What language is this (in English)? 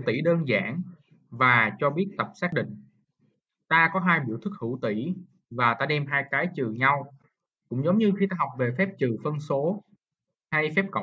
Vietnamese